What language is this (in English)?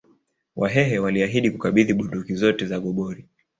Swahili